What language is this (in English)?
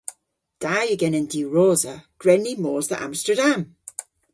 Cornish